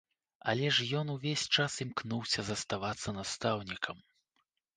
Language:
Belarusian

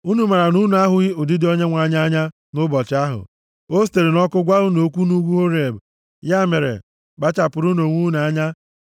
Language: Igbo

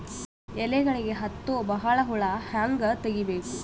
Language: Kannada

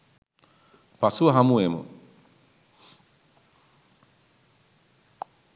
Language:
Sinhala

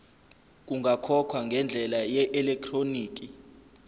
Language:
Zulu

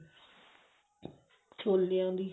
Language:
Punjabi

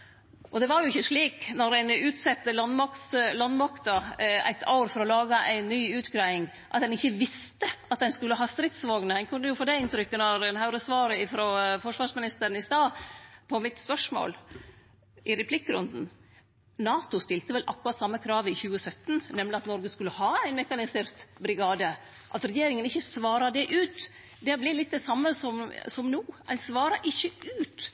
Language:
Norwegian Nynorsk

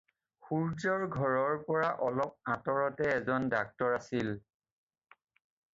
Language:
Assamese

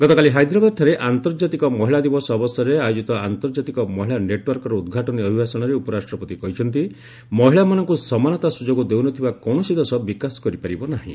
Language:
Odia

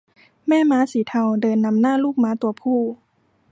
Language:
Thai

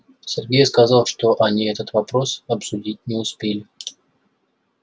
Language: Russian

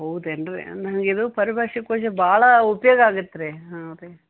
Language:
Kannada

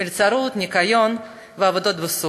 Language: Hebrew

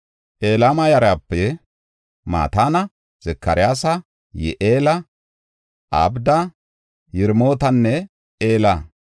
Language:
Gofa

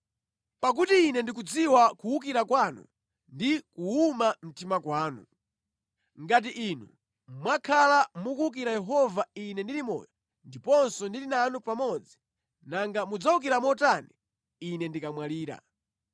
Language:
Nyanja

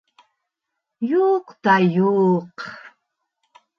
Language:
Bashkir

